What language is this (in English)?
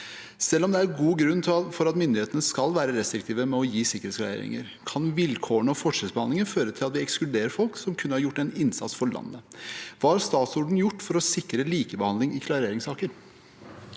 Norwegian